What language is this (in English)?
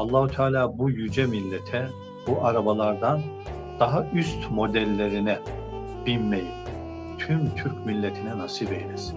Turkish